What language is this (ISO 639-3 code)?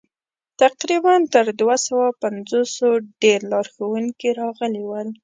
pus